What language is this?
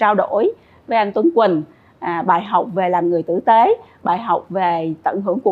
Vietnamese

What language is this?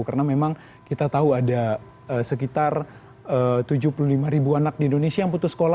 Indonesian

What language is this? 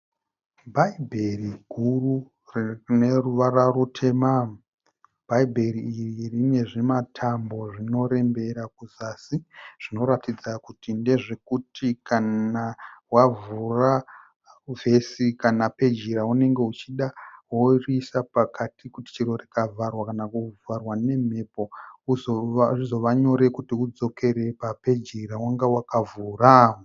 Shona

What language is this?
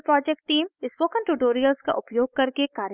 Hindi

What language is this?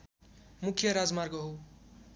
Nepali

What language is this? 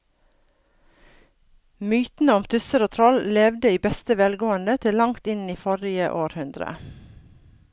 Norwegian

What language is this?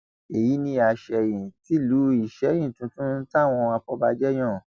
Yoruba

